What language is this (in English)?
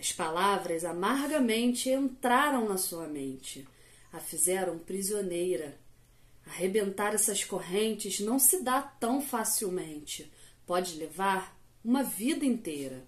Portuguese